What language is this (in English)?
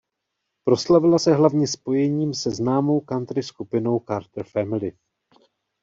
Czech